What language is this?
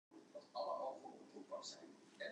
Western Frisian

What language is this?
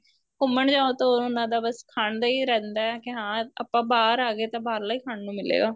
Punjabi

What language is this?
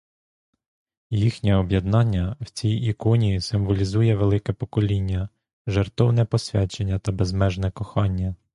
Ukrainian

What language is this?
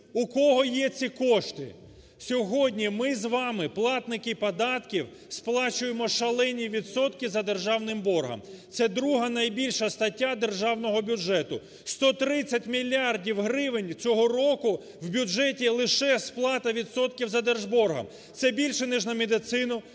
Ukrainian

